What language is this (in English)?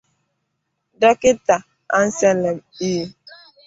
Igbo